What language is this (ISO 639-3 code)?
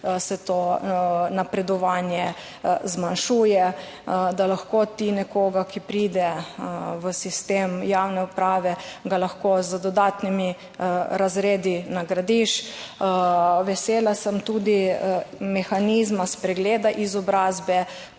slv